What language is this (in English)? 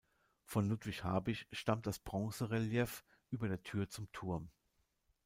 German